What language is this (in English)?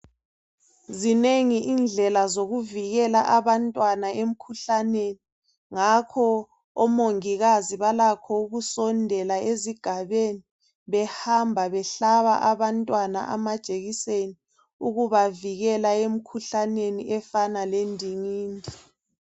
North Ndebele